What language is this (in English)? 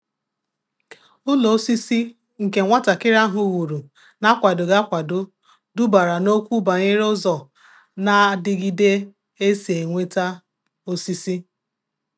Igbo